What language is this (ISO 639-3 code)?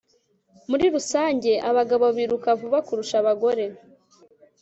kin